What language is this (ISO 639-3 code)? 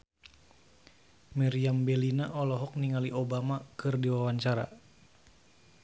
sun